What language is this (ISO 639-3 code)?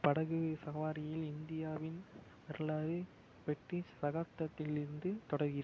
tam